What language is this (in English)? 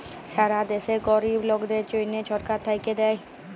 Bangla